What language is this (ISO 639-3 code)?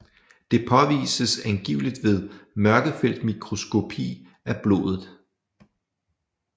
dan